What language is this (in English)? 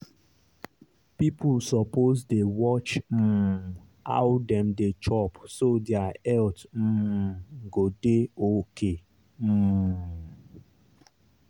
Nigerian Pidgin